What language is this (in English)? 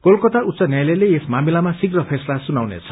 Nepali